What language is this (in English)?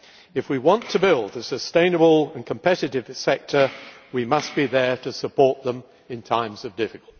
English